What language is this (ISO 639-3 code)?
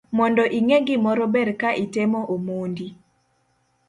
luo